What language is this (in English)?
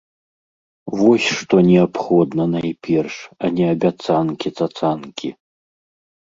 Belarusian